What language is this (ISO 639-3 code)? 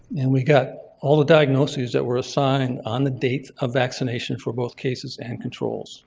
eng